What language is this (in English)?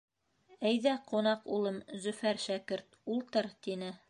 Bashkir